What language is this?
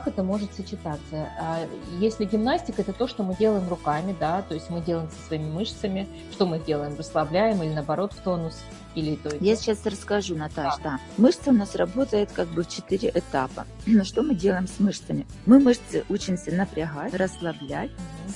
Russian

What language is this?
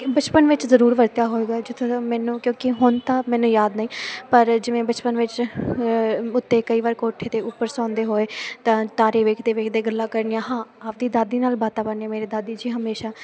Punjabi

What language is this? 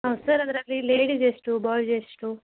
Kannada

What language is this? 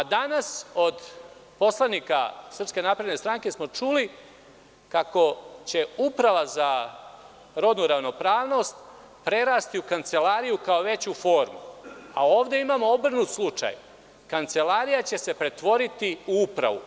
Serbian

